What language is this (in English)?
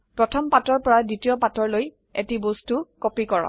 Assamese